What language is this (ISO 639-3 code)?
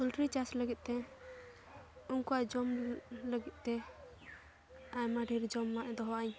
sat